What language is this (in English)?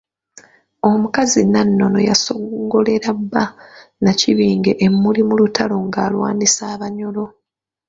Ganda